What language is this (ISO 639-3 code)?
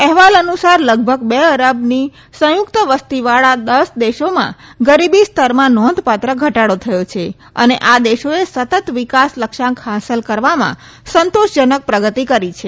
guj